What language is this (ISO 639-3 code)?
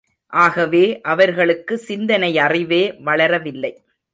tam